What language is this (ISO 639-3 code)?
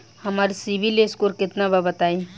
bho